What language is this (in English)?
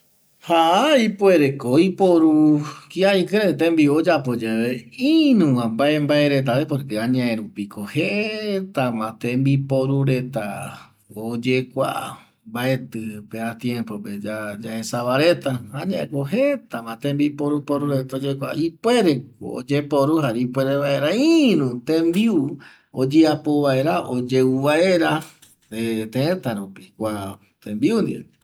Eastern Bolivian Guaraní